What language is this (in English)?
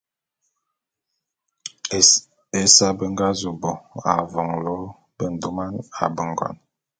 Bulu